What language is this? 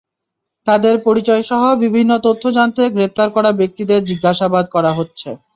Bangla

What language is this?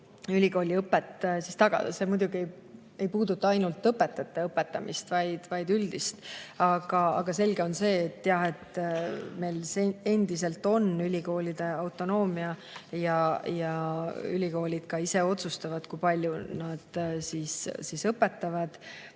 Estonian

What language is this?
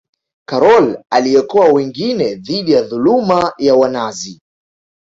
Swahili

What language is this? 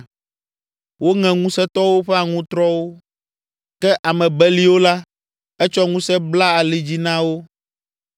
Ewe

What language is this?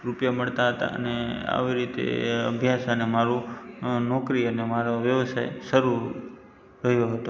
Gujarati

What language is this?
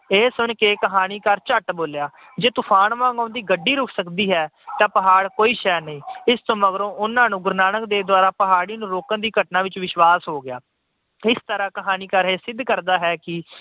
Punjabi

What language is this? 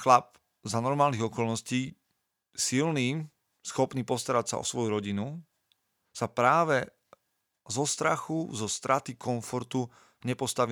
Slovak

